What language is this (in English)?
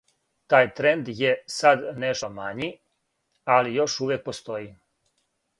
Serbian